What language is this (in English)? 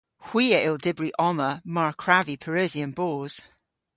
Cornish